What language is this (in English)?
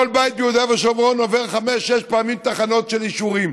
Hebrew